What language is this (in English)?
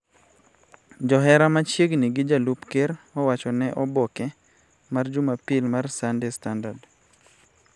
Luo (Kenya and Tanzania)